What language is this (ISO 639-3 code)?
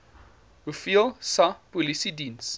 afr